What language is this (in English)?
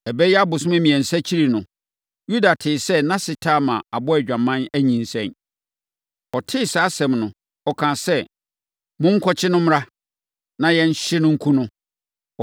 Akan